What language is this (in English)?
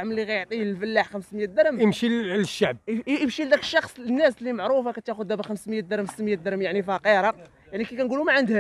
Arabic